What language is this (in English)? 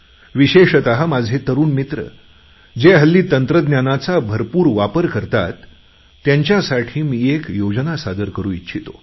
Marathi